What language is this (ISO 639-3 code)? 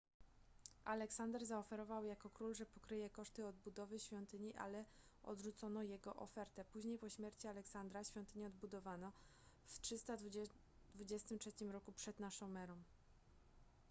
pol